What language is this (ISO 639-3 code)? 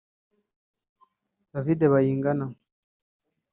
kin